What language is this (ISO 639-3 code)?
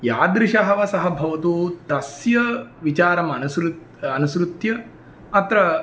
san